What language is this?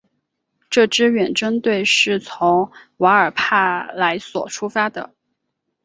Chinese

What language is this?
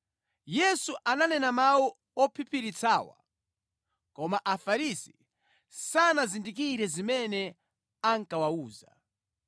Nyanja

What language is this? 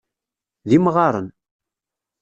Kabyle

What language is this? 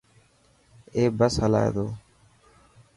Dhatki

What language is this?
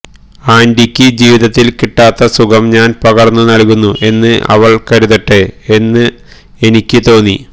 Malayalam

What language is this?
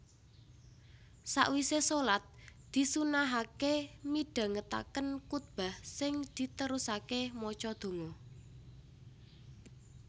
Javanese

